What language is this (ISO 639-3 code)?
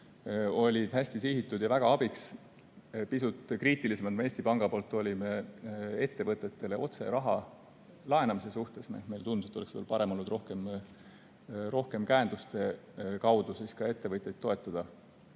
est